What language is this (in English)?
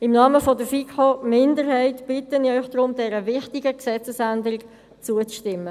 Swiss German